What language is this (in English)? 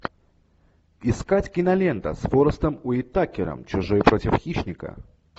Russian